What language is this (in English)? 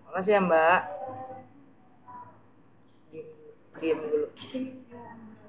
Indonesian